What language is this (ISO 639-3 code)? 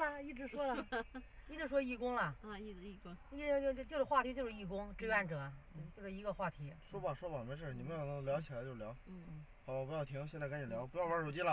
zho